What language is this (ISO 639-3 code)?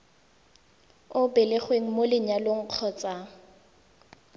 tsn